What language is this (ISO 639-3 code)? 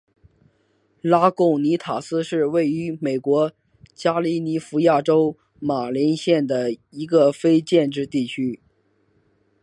zho